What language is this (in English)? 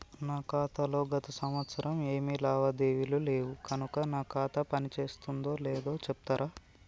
Telugu